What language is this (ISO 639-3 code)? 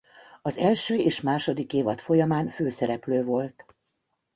hun